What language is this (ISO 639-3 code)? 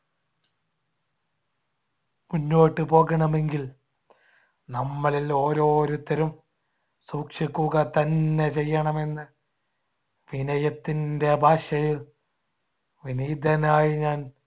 mal